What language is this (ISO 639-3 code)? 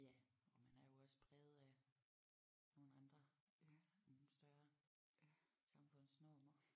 dan